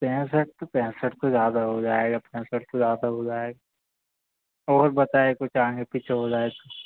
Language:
Hindi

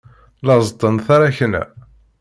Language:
Kabyle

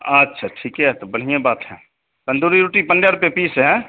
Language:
Hindi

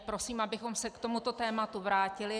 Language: Czech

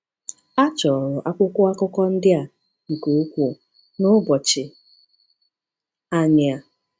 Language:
Igbo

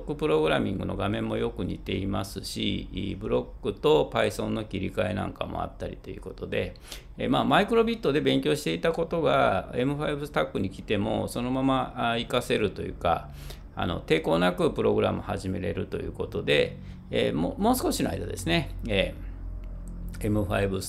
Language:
Japanese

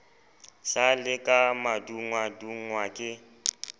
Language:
Southern Sotho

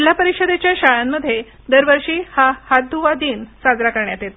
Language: Marathi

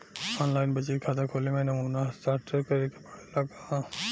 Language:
Bhojpuri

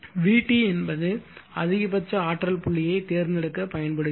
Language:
Tamil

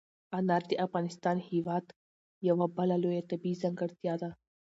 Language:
Pashto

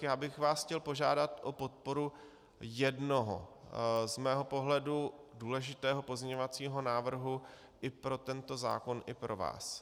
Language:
Czech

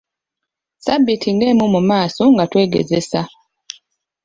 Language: Ganda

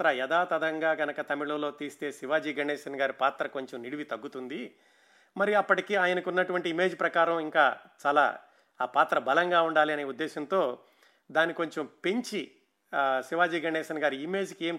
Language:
Telugu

